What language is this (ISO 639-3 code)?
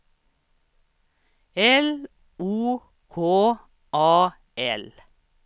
swe